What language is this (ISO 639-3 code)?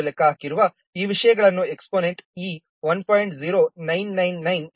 kan